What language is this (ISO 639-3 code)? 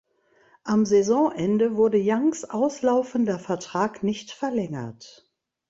deu